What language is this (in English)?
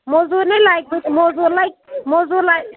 Kashmiri